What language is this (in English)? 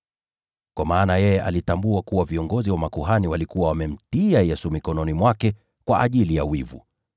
Swahili